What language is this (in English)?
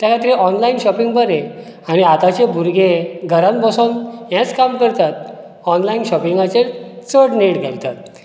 Konkani